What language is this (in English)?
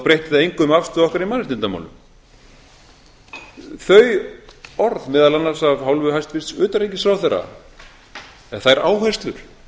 Icelandic